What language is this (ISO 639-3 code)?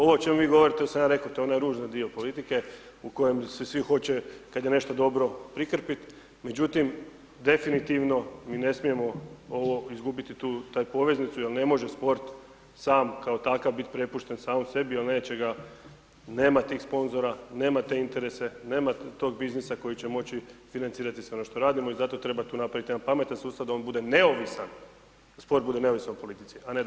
hrv